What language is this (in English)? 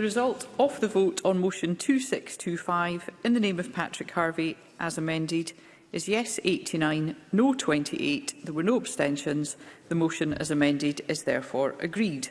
English